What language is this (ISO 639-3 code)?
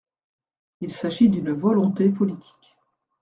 fra